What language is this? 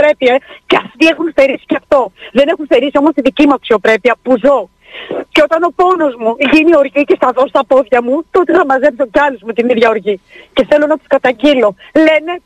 Greek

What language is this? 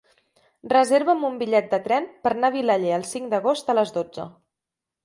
Catalan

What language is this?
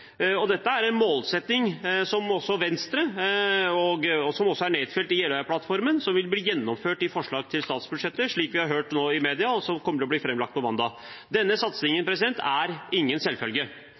Norwegian Bokmål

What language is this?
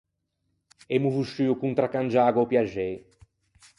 Ligurian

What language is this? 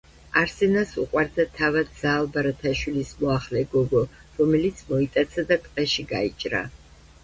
Georgian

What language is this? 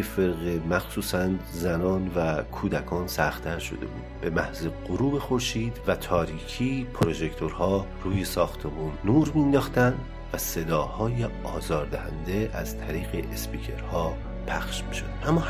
Persian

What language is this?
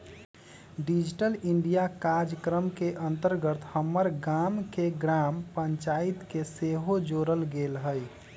Magahi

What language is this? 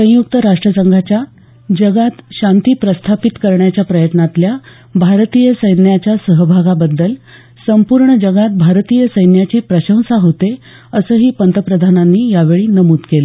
Marathi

